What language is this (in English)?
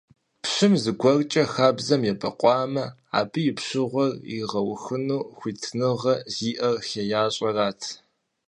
Kabardian